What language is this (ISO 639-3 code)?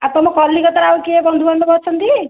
ori